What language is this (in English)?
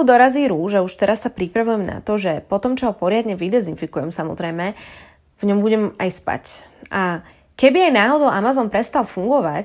Slovak